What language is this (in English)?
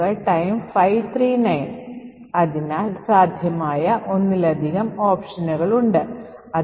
Malayalam